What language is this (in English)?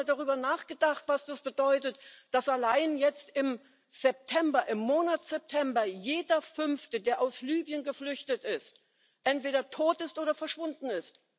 German